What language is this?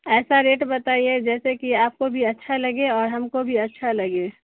Urdu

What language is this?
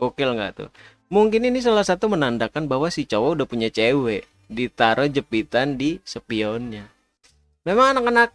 Indonesian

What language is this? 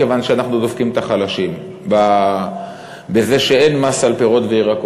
Hebrew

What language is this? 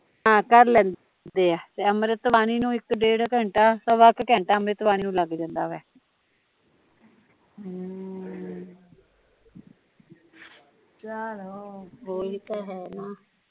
Punjabi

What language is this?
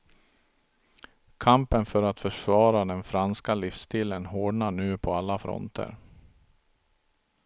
Swedish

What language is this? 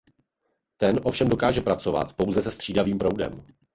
Czech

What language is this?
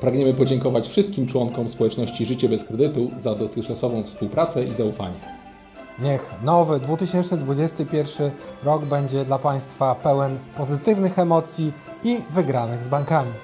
Polish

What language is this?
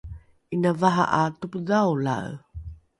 Rukai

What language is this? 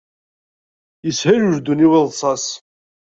Kabyle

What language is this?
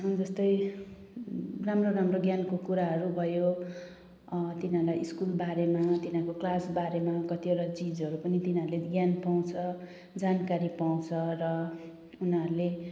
Nepali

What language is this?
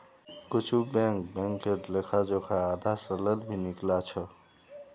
Magahi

